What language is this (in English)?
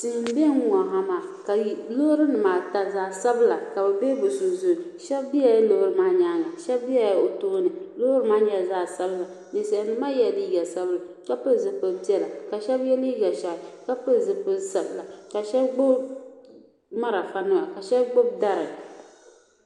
Dagbani